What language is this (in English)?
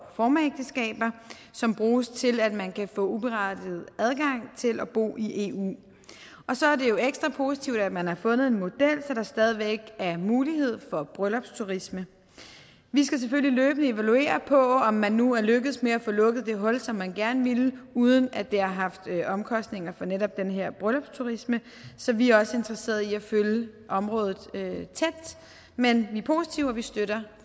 Danish